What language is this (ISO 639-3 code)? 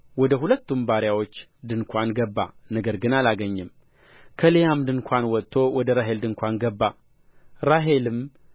amh